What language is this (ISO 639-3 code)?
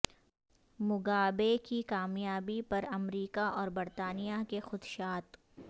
urd